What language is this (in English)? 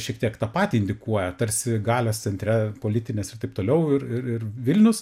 Lithuanian